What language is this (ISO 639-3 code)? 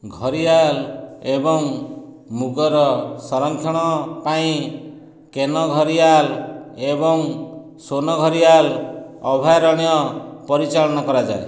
ori